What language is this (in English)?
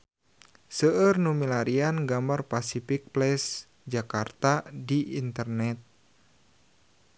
Sundanese